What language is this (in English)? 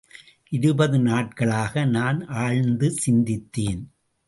Tamil